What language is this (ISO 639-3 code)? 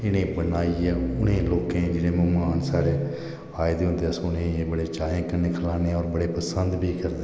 doi